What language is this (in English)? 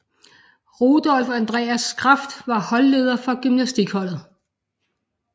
Danish